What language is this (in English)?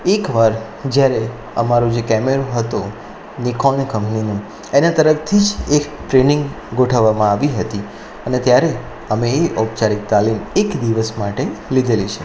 Gujarati